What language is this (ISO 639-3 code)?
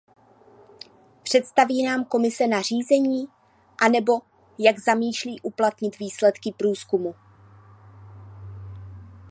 ces